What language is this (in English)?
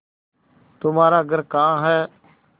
Hindi